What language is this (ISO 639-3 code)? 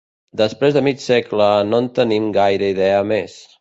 cat